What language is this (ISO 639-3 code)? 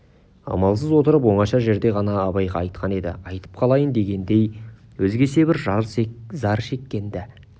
kaz